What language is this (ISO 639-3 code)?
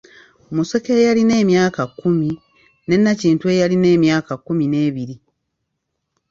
lug